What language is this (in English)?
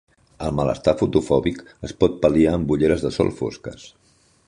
Catalan